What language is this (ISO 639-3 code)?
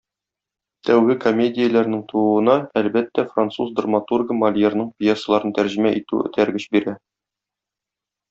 tat